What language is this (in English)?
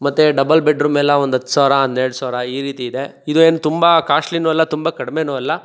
Kannada